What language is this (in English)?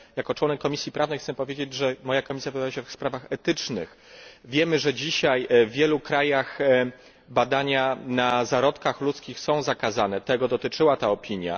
Polish